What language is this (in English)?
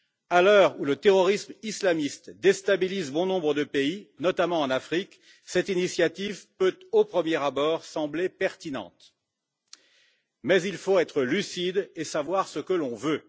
French